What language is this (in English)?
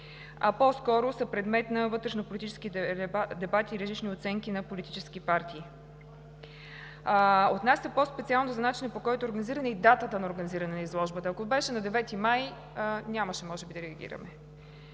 Bulgarian